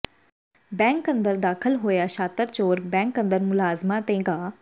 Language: Punjabi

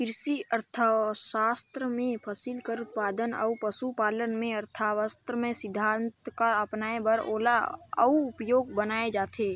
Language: Chhattisgarhi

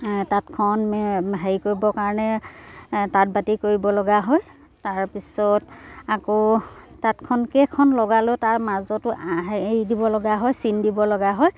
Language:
Assamese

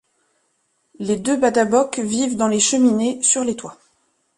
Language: French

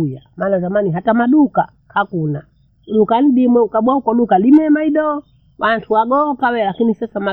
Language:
Bondei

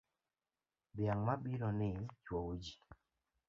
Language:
Luo (Kenya and Tanzania)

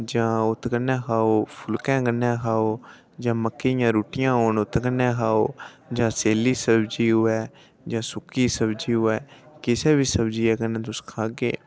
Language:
Dogri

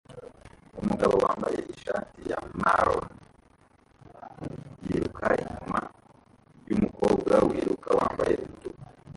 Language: Kinyarwanda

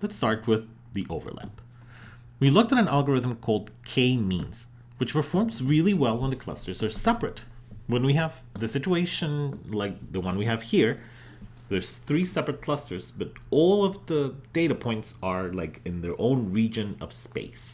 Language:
English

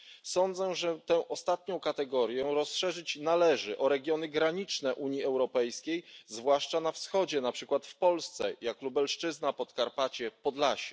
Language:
Polish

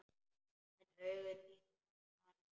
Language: Icelandic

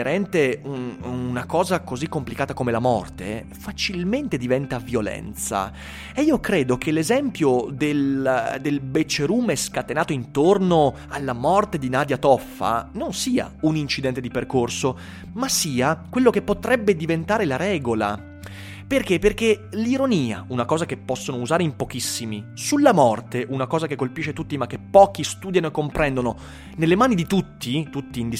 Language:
Italian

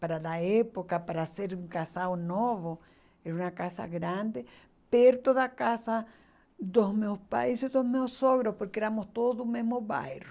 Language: Portuguese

